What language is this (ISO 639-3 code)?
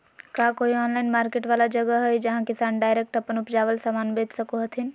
mag